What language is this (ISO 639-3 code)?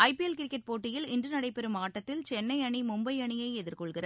tam